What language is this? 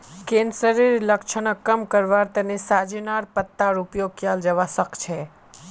Magahi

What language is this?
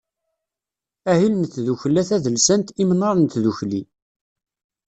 Kabyle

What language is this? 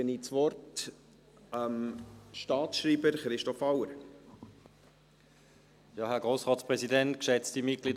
Swiss German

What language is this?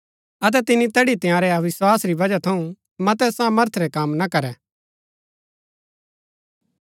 Gaddi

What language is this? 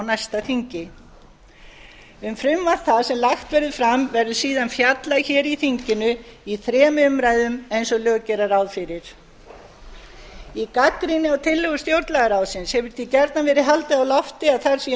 Icelandic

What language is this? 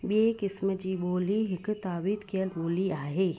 Sindhi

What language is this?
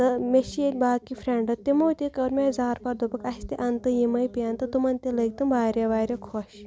Kashmiri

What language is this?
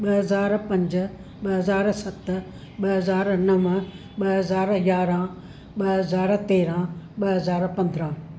Sindhi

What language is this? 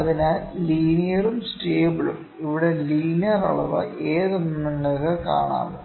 Malayalam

